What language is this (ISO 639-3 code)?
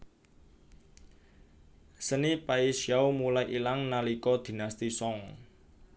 jav